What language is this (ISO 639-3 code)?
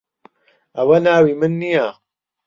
ckb